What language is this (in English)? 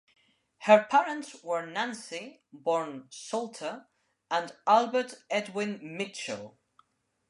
English